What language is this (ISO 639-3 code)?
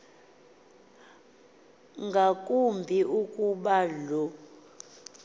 xho